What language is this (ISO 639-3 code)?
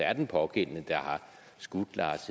dan